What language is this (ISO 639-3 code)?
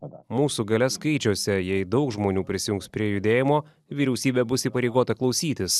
lit